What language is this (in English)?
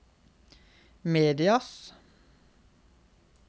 Norwegian